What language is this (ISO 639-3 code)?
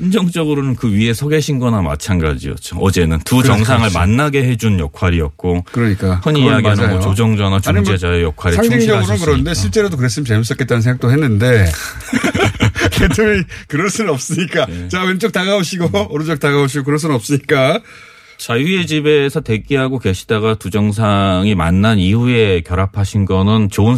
kor